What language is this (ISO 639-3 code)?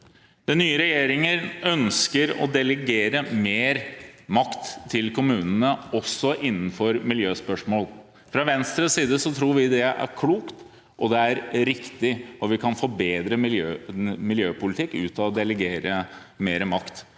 nor